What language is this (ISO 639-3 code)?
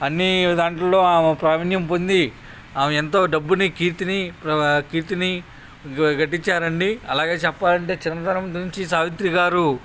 tel